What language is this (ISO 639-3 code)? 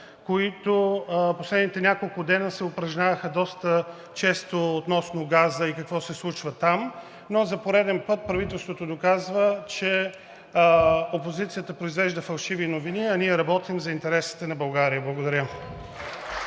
bul